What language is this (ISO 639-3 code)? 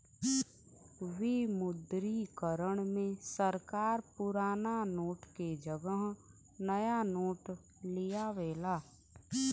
bho